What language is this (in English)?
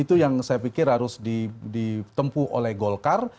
Indonesian